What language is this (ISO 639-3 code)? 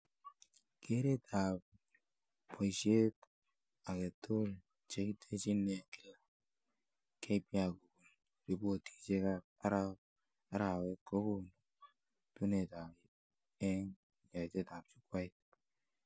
kln